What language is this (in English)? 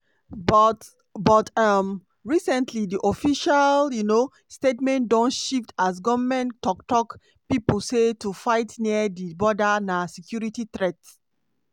Nigerian Pidgin